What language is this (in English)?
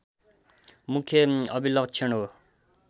Nepali